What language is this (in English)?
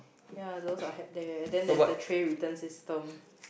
English